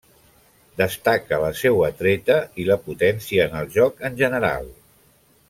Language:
Catalan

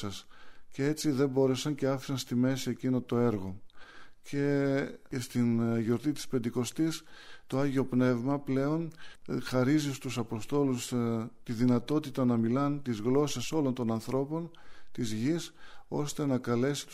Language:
Greek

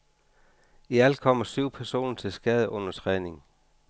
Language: Danish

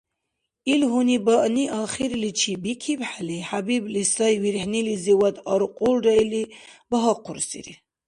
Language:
Dargwa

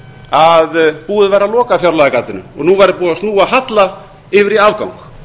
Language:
Icelandic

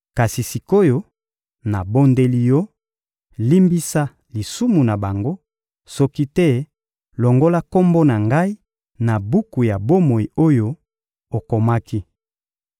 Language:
Lingala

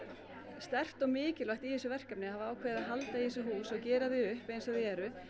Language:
Icelandic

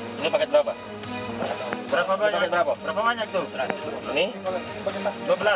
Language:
Indonesian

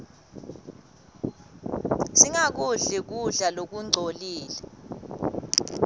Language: Swati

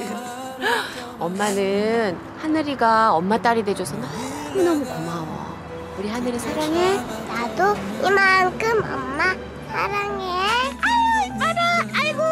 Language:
Korean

